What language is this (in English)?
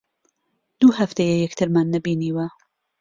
Central Kurdish